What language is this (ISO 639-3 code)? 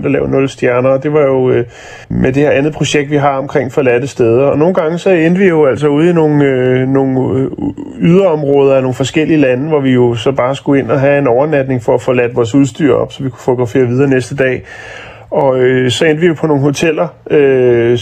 dan